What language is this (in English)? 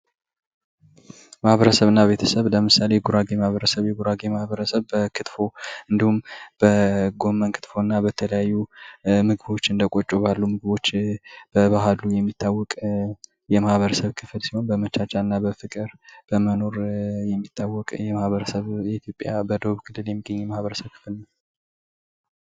Amharic